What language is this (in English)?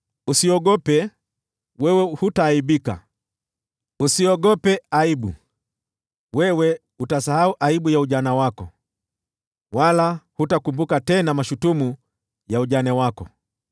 Swahili